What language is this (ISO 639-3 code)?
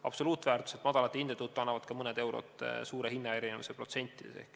est